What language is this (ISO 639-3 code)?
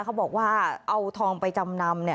tha